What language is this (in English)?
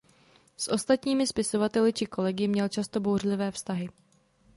Czech